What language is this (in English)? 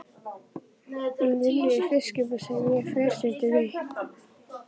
Icelandic